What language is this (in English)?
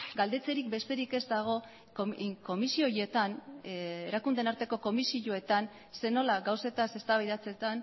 Basque